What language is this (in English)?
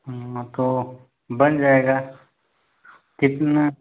Hindi